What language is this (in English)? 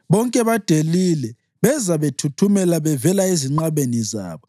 North Ndebele